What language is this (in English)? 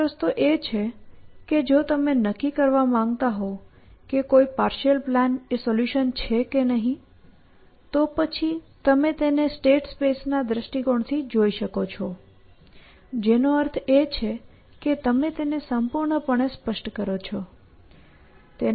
Gujarati